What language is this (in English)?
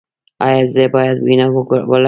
Pashto